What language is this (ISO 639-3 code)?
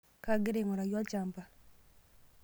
mas